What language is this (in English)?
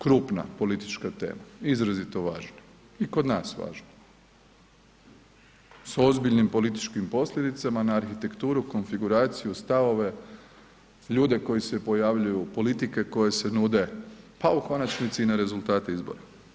Croatian